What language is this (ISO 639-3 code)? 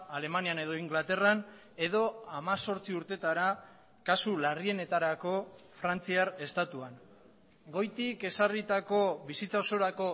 eus